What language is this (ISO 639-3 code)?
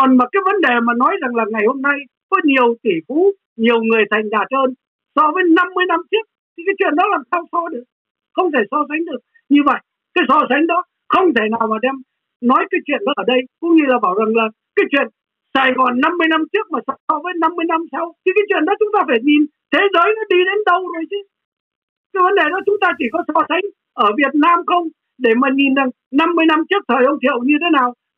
vie